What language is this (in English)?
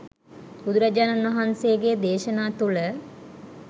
Sinhala